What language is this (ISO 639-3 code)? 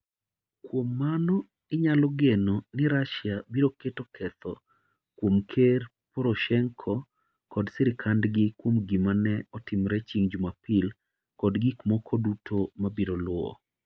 luo